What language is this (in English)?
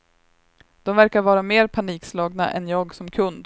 Swedish